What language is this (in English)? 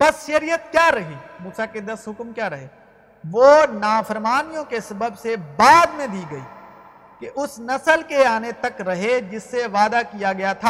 Urdu